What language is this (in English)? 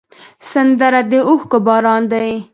Pashto